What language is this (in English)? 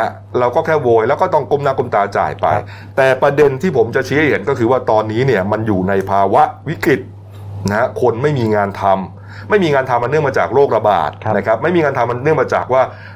Thai